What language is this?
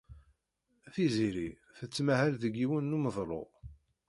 Kabyle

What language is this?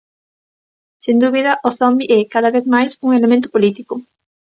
Galician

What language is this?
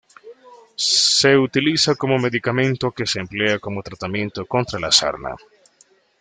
Spanish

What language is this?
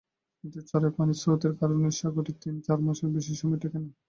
Bangla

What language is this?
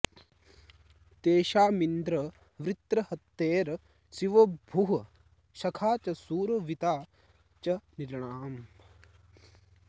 Sanskrit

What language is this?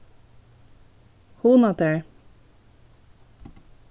Faroese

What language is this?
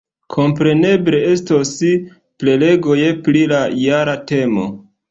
Esperanto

